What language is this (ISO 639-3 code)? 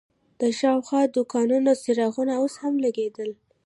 pus